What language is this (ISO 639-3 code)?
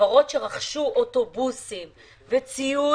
heb